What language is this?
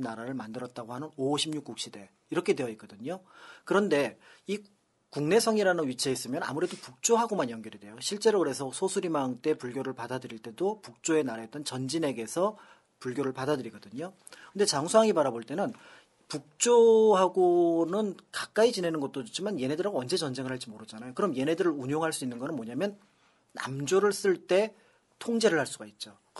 Korean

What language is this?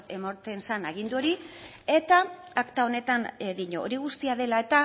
Basque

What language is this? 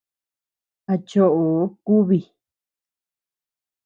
Tepeuxila Cuicatec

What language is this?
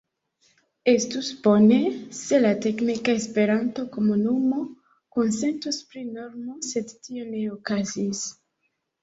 Esperanto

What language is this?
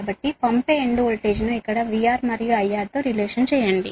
Telugu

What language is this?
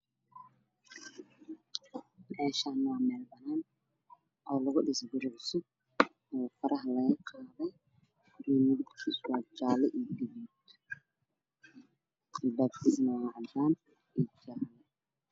Somali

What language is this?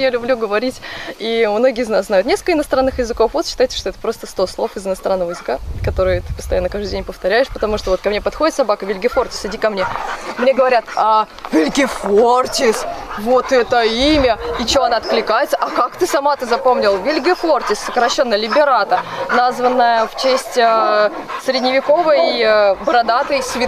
Russian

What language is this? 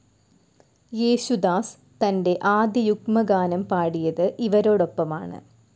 Malayalam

